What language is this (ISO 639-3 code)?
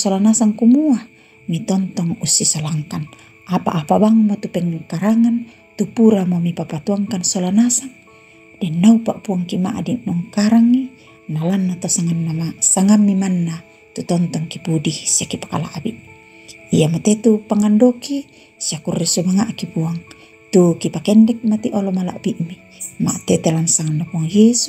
ind